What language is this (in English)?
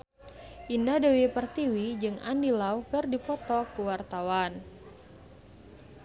Sundanese